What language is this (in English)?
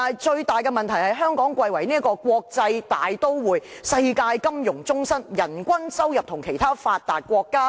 Cantonese